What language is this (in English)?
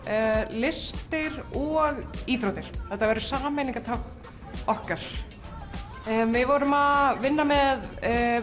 Icelandic